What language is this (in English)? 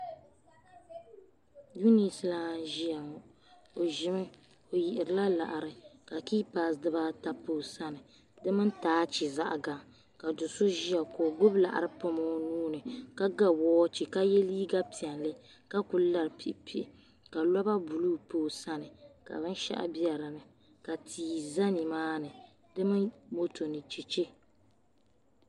Dagbani